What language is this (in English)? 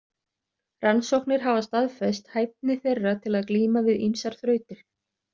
Icelandic